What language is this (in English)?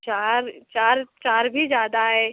Hindi